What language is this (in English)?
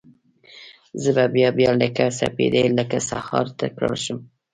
Pashto